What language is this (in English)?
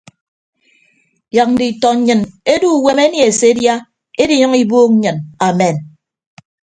Ibibio